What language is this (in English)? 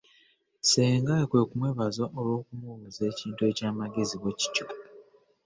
Ganda